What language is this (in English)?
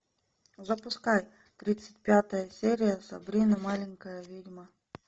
Russian